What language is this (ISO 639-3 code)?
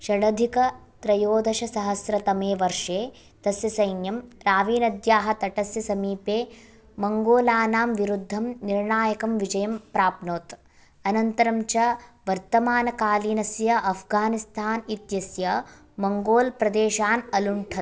san